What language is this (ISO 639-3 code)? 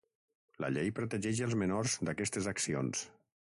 cat